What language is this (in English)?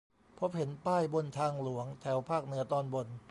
Thai